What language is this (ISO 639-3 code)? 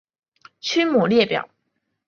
zho